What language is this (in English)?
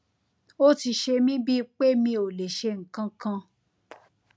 Yoruba